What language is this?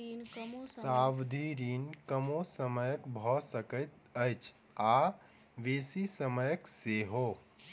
Maithili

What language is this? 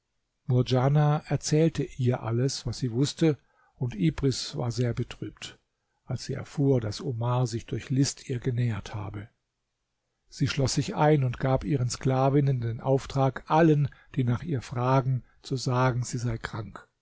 German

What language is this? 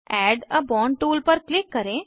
Hindi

